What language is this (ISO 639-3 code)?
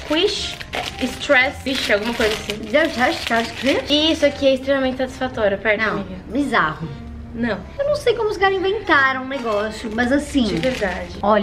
por